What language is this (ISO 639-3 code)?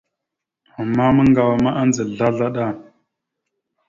mxu